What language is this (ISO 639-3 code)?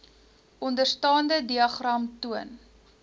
afr